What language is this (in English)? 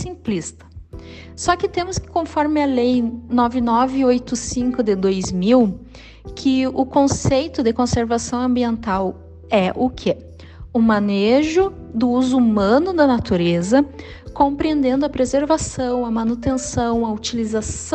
Portuguese